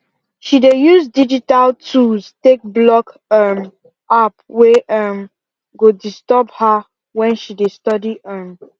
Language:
Nigerian Pidgin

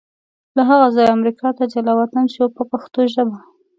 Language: Pashto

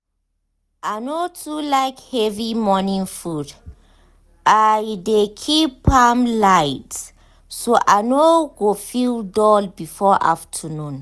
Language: Nigerian Pidgin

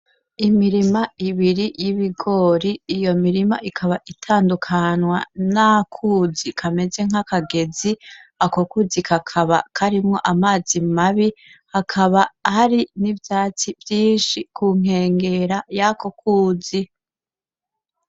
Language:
Rundi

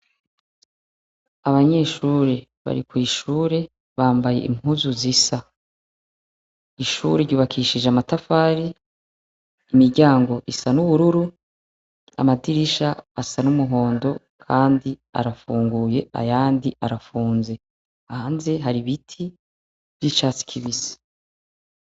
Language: Rundi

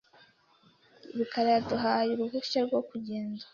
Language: Kinyarwanda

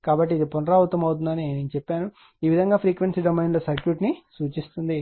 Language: Telugu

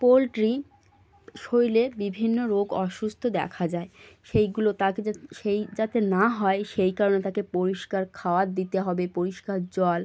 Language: Bangla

